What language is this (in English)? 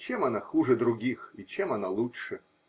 Russian